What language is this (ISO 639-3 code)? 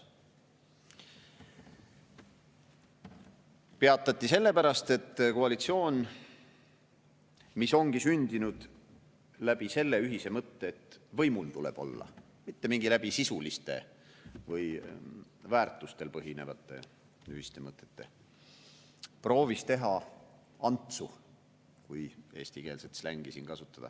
est